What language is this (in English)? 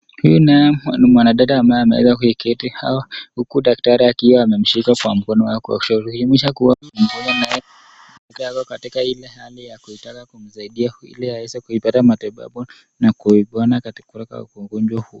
Swahili